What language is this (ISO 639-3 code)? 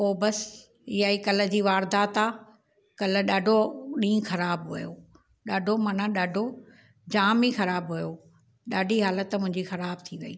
snd